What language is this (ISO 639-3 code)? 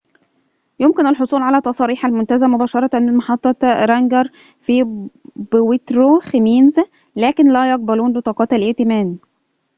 ara